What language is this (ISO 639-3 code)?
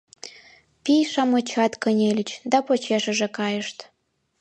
chm